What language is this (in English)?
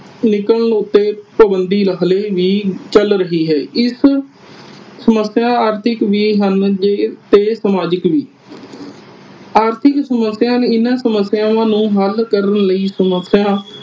Punjabi